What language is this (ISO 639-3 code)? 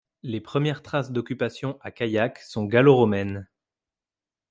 fra